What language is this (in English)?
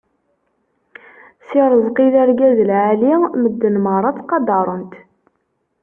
Kabyle